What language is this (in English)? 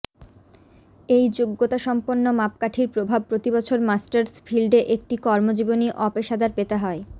Bangla